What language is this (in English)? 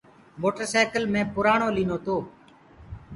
Gurgula